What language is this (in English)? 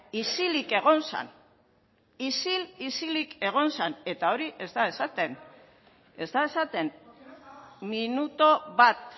Basque